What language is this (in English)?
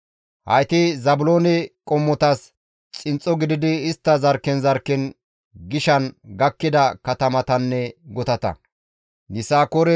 Gamo